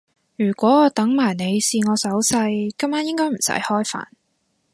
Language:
Cantonese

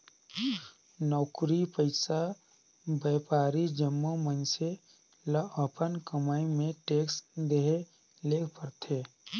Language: Chhattisgarhi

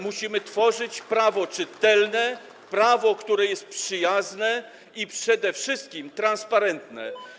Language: Polish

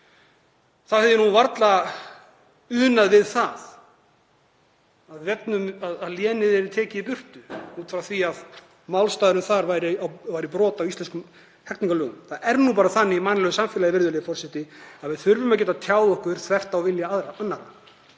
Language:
Icelandic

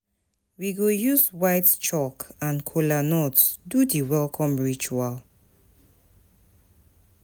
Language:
Nigerian Pidgin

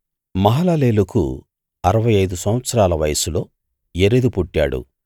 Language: Telugu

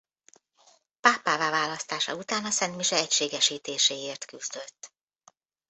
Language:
Hungarian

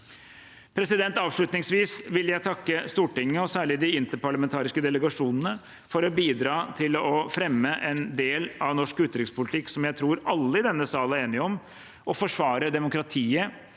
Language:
Norwegian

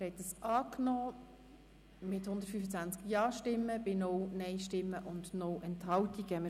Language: Swiss German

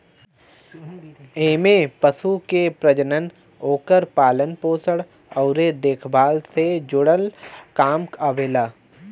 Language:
Bhojpuri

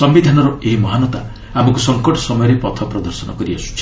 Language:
Odia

